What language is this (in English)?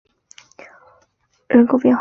Chinese